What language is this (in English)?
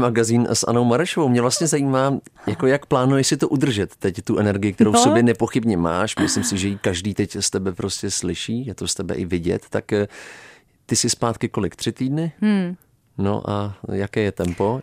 Czech